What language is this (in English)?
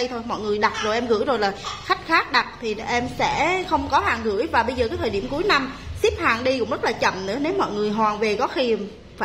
Vietnamese